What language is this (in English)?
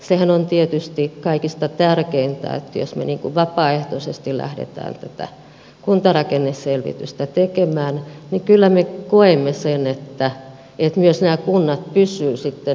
Finnish